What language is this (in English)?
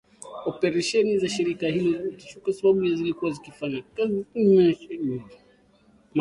Swahili